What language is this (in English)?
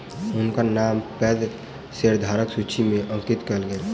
Maithili